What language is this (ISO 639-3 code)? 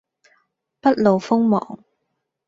yue